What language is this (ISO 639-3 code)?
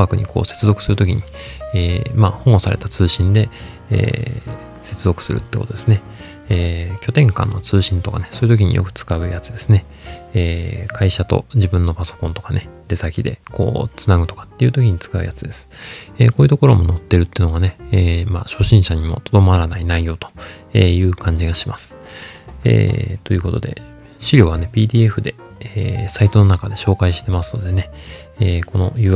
jpn